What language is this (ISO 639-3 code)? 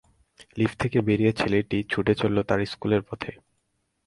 ben